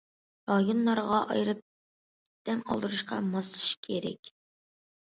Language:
Uyghur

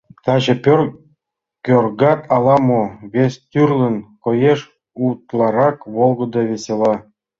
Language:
Mari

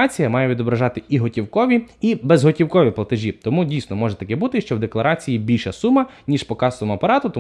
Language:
Ukrainian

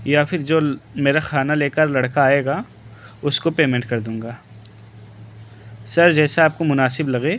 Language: Urdu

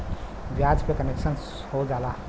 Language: Bhojpuri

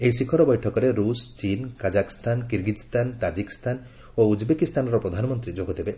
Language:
Odia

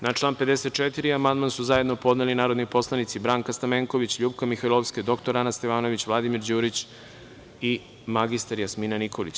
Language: Serbian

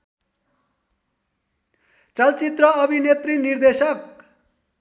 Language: Nepali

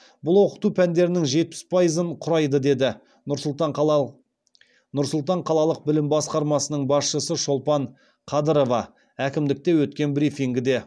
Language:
Kazakh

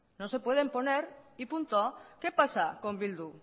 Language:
Spanish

